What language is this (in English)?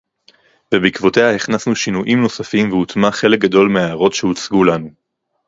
Hebrew